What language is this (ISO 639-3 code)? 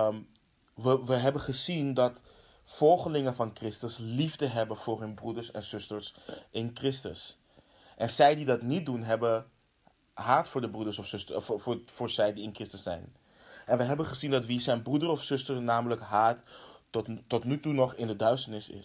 nld